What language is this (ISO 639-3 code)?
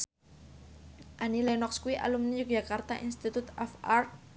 jav